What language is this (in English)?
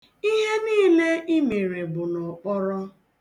Igbo